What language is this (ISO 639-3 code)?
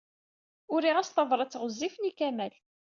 kab